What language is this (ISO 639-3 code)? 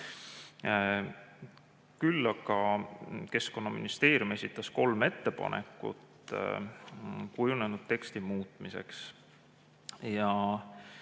est